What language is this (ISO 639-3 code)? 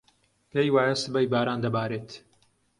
ckb